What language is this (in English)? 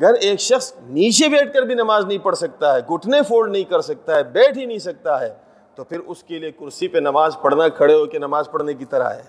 Urdu